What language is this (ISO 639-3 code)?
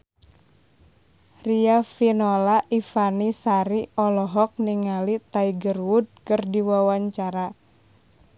sun